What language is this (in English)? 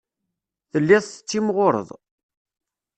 Kabyle